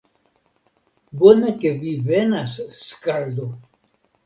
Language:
Esperanto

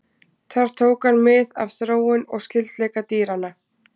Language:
Icelandic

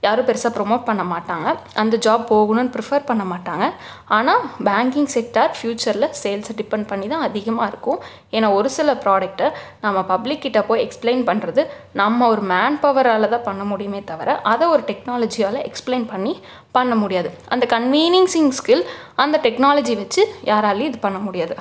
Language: Tamil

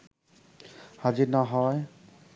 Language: Bangla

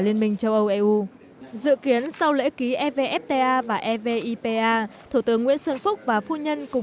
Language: Vietnamese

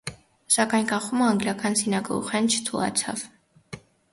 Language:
Armenian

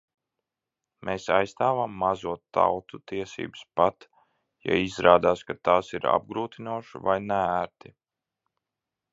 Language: Latvian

